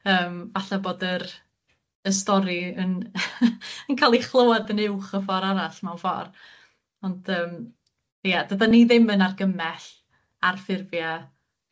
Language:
Welsh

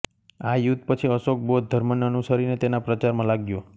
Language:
Gujarati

